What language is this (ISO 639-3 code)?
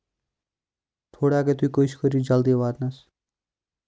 kas